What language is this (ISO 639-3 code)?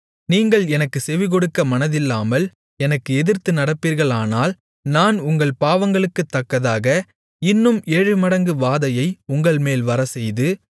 tam